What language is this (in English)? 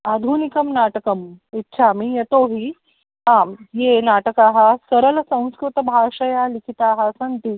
Sanskrit